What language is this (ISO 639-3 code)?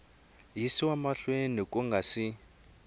tso